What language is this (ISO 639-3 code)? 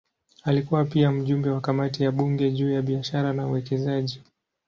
swa